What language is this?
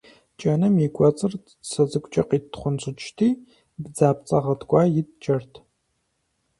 Kabardian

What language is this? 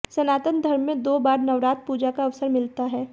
Hindi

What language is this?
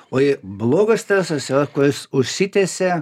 Lithuanian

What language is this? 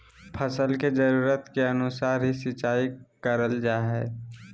Magahi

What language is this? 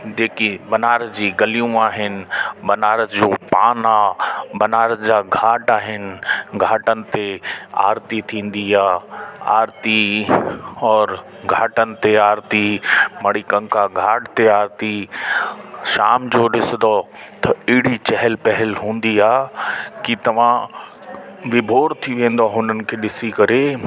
Sindhi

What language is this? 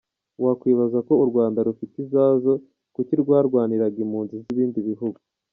Kinyarwanda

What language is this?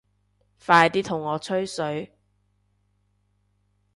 Cantonese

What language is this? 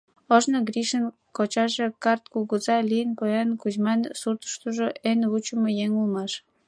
Mari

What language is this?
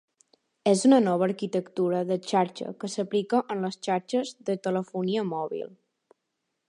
Catalan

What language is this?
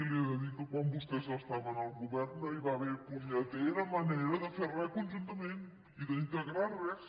Catalan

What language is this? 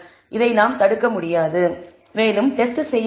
Tamil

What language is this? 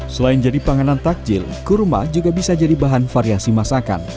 Indonesian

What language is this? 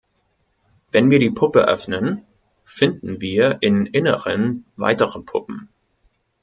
German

